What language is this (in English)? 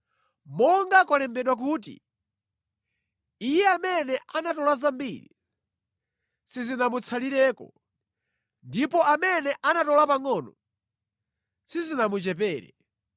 Nyanja